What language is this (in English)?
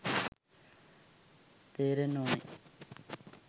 Sinhala